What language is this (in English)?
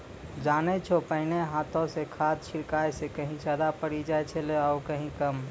Maithili